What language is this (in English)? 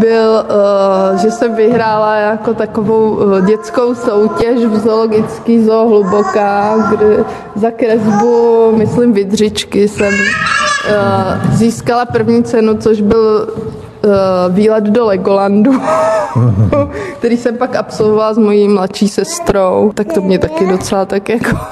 Czech